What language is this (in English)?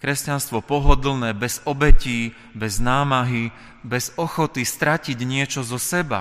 Slovak